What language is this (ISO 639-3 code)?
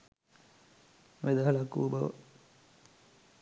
sin